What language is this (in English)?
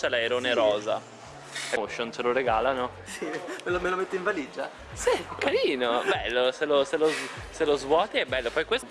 Italian